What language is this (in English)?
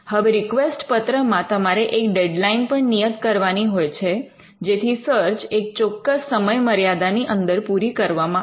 Gujarati